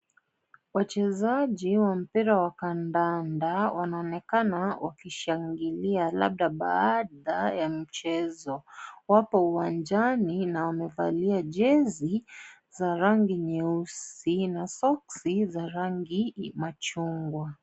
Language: Swahili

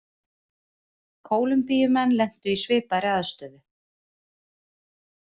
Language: Icelandic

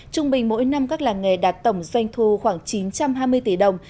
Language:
Vietnamese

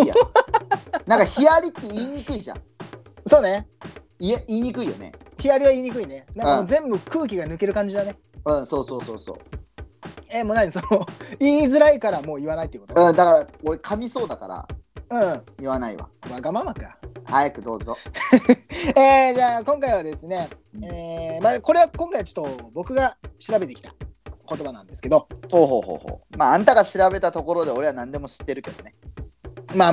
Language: Japanese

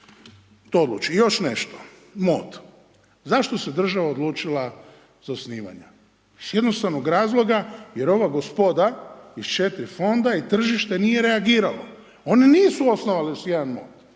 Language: Croatian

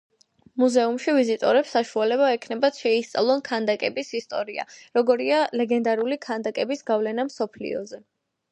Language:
Georgian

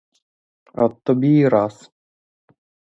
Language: Ukrainian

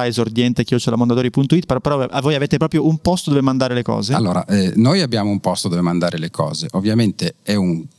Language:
Italian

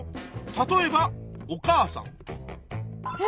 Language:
Japanese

